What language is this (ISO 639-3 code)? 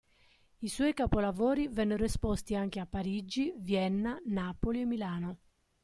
ita